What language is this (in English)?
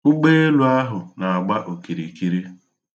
Igbo